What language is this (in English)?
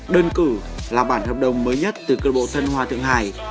Vietnamese